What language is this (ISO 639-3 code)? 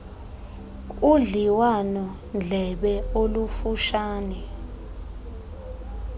xho